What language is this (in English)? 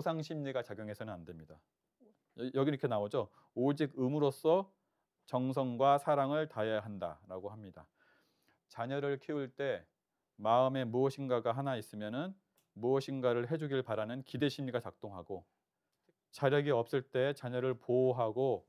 Korean